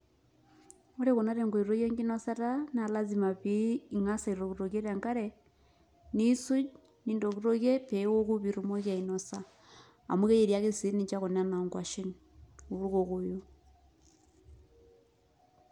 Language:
Masai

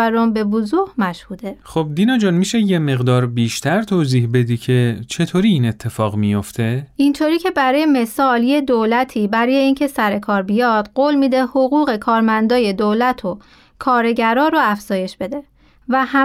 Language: Persian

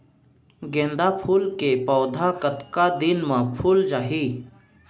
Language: Chhattisgarhi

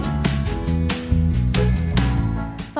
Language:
Thai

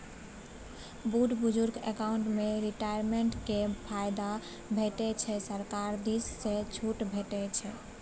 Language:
Maithili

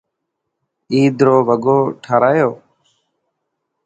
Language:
Dhatki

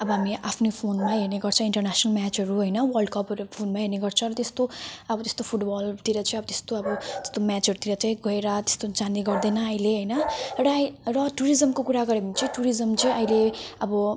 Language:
Nepali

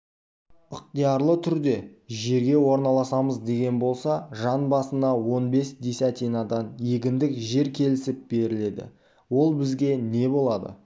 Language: Kazakh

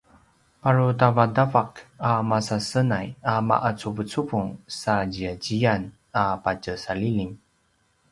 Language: Paiwan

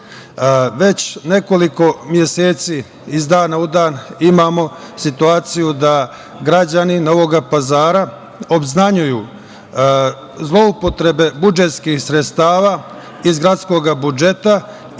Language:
Serbian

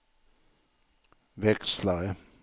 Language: Swedish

